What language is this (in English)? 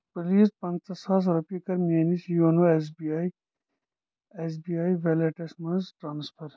Kashmiri